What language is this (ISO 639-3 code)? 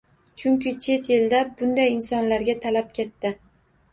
uzb